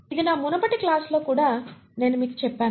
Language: Telugu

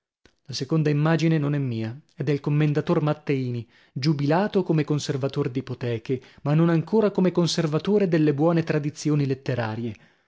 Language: Italian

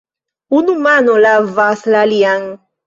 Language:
Esperanto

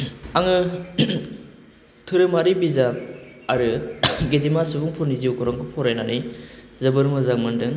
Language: Bodo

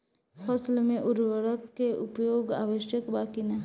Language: Bhojpuri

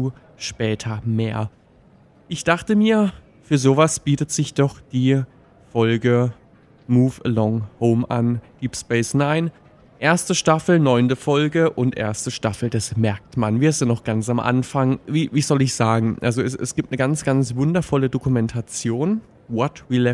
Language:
German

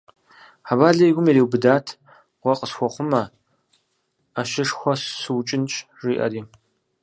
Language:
Kabardian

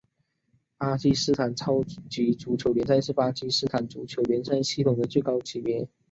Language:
Chinese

